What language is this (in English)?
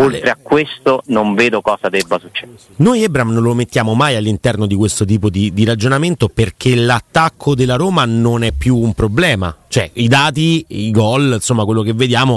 Italian